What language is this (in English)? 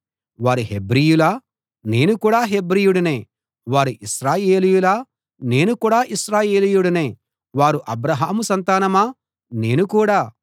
Telugu